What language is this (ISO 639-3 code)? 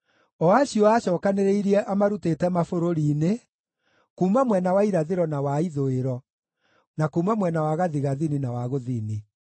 kik